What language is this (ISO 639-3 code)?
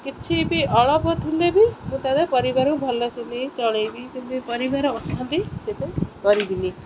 ori